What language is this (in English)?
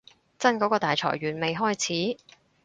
Cantonese